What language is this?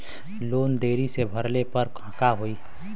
Bhojpuri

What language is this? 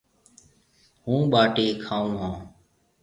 Marwari (Pakistan)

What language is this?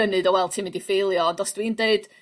Welsh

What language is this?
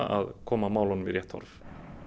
Icelandic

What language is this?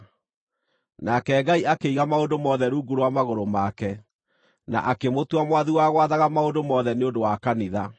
Kikuyu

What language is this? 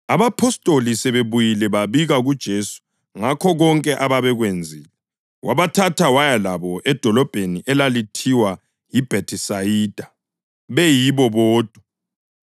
North Ndebele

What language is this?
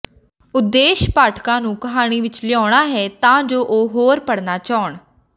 Punjabi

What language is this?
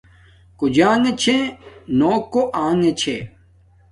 Domaaki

